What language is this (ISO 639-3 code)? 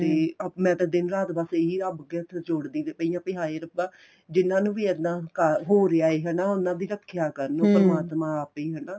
pan